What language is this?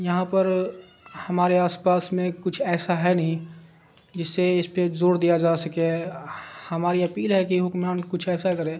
Urdu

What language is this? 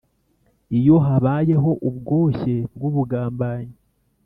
Kinyarwanda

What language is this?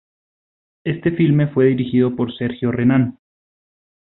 Spanish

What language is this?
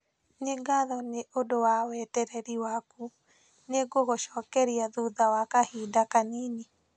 Kikuyu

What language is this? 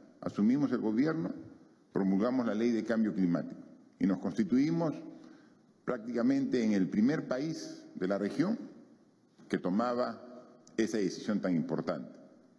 Spanish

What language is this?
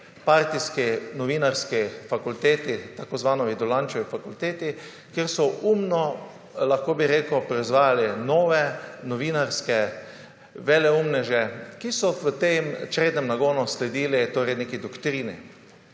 Slovenian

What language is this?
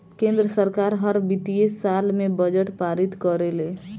Bhojpuri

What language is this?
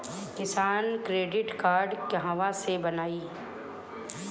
Bhojpuri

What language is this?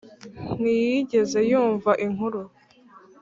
Kinyarwanda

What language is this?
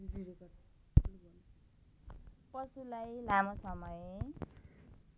Nepali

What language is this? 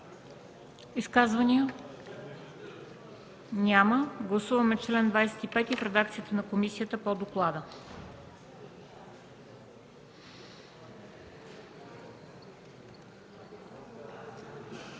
Bulgarian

